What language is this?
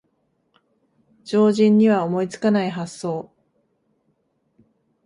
Japanese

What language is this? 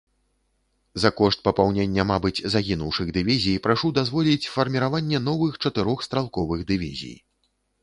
Belarusian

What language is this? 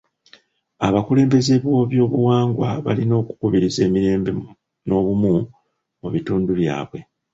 Ganda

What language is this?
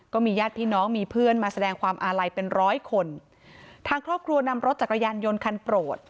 Thai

